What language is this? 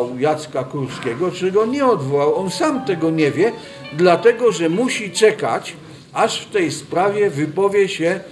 Polish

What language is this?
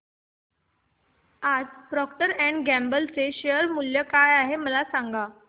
Marathi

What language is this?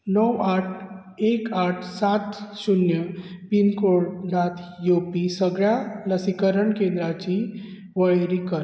Konkani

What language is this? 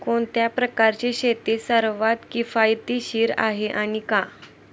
Marathi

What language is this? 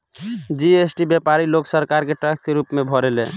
Bhojpuri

